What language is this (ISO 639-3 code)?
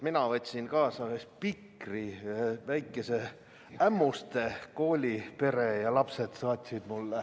est